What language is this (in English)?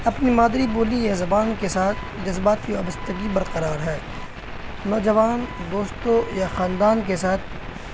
Urdu